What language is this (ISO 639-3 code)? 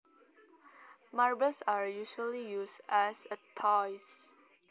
jav